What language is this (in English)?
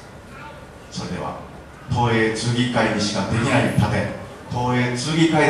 Japanese